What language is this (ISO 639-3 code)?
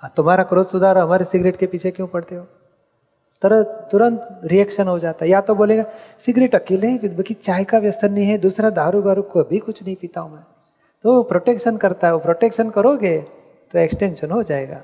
guj